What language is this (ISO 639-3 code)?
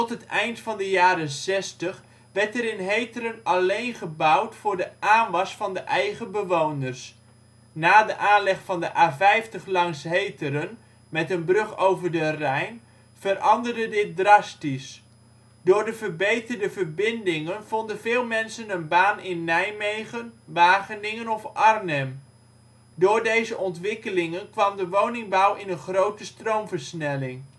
nld